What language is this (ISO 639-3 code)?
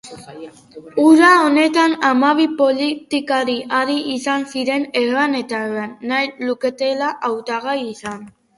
eus